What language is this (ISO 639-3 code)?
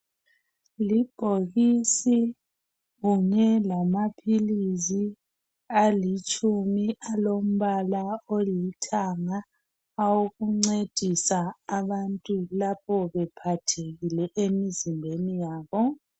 nde